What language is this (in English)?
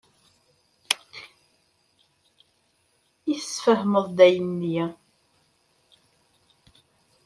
Kabyle